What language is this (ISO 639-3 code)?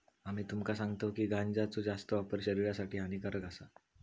mar